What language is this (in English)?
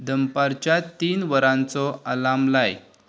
Konkani